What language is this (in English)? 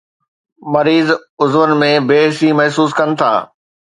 Sindhi